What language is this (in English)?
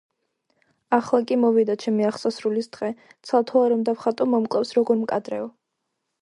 Georgian